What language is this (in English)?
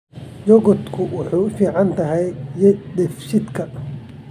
Somali